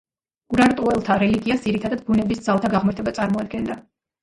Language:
Georgian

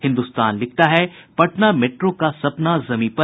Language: Hindi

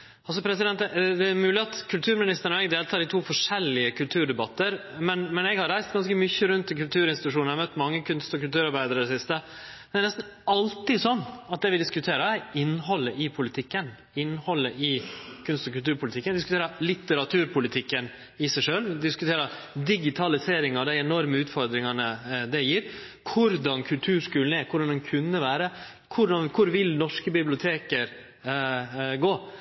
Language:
Norwegian Nynorsk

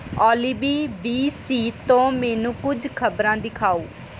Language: Punjabi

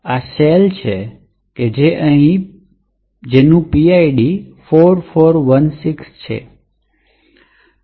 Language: Gujarati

